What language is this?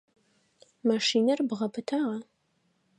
Adyghe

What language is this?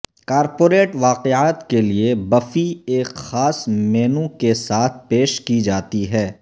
Urdu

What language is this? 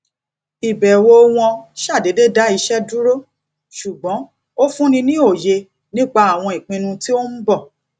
Yoruba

